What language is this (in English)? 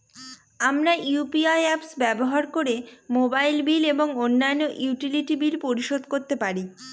Bangla